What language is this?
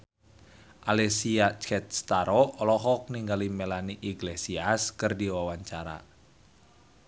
Sundanese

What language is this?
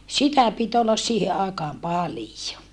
Finnish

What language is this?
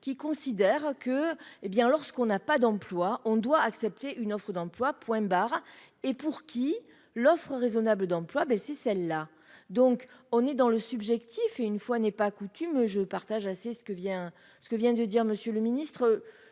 French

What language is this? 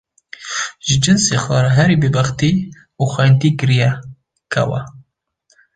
Kurdish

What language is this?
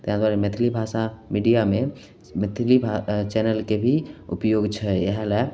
Maithili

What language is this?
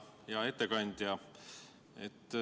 Estonian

